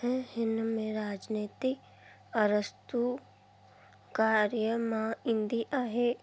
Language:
Sindhi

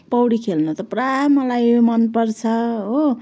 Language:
Nepali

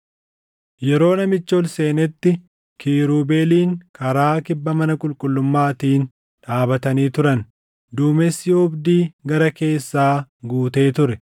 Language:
Oromo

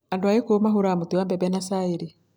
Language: Kikuyu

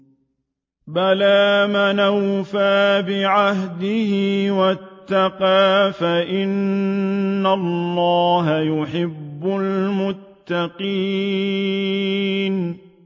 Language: Arabic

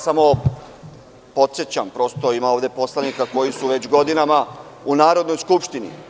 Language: Serbian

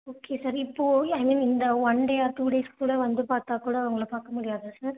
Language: Tamil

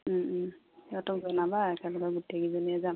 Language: Assamese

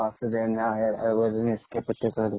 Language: Malayalam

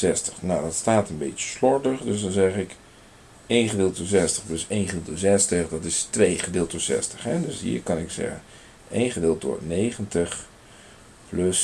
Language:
Dutch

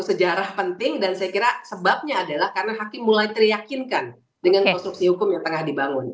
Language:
Indonesian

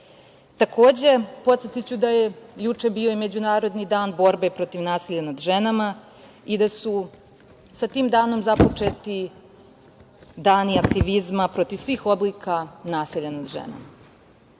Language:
Serbian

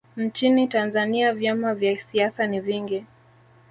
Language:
Swahili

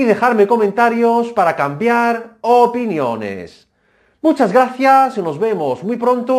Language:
Spanish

